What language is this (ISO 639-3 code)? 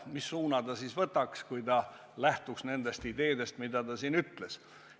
est